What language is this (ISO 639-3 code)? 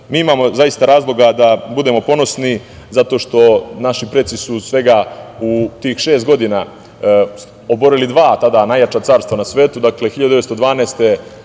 srp